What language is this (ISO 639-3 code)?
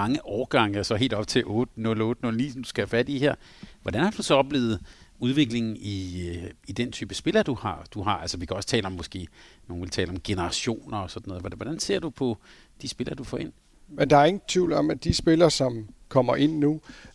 dan